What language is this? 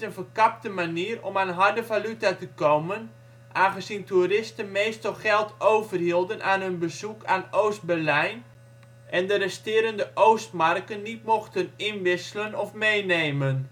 Dutch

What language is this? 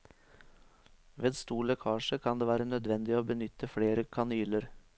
Norwegian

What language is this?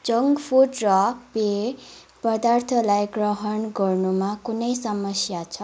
Nepali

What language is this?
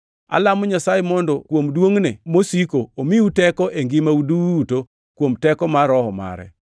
Luo (Kenya and Tanzania)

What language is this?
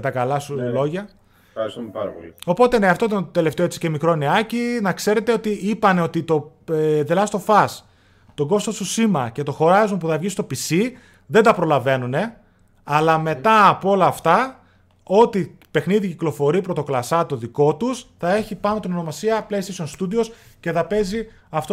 Greek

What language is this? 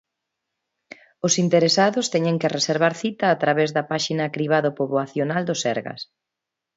Galician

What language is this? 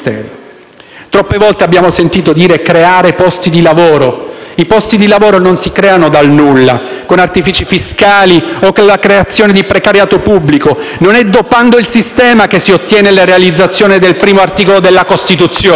Italian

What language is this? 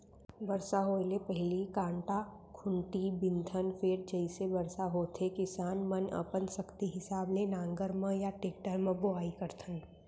Chhattisgarhi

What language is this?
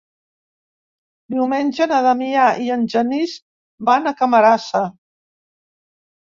Catalan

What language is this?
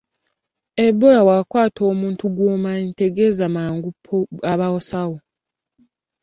Ganda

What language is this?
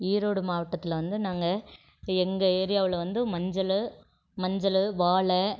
Tamil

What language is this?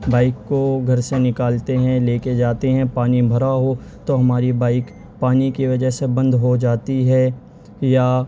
Urdu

